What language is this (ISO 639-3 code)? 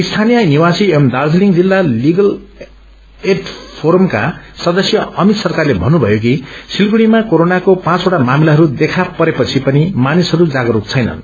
nep